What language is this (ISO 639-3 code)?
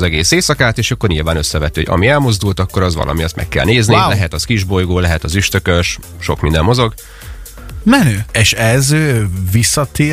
hun